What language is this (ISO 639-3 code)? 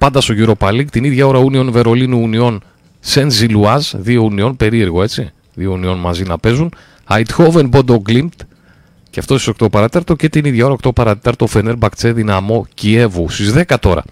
ell